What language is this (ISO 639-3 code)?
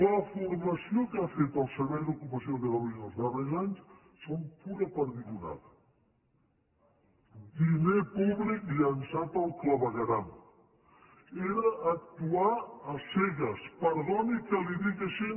cat